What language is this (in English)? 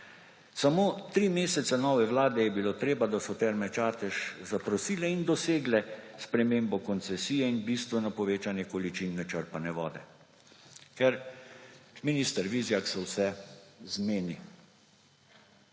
Slovenian